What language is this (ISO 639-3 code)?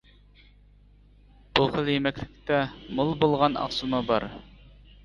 uig